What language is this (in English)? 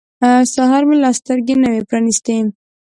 Pashto